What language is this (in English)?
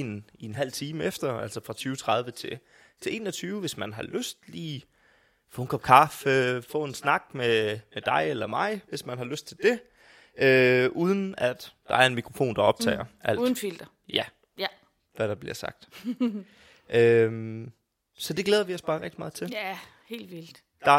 Danish